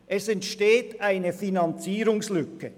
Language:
Swiss German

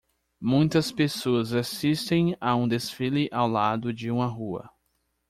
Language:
Portuguese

